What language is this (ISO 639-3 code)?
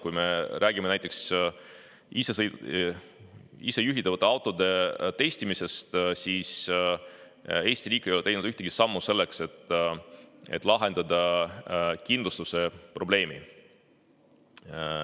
est